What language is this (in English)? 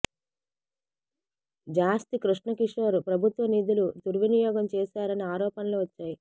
Telugu